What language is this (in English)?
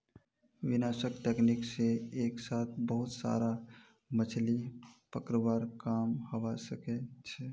Magahi